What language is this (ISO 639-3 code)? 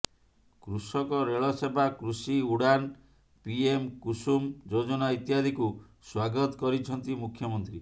ori